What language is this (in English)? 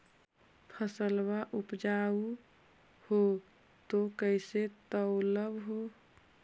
Magahi